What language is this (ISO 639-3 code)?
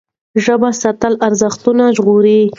pus